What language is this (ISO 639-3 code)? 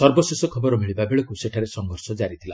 ori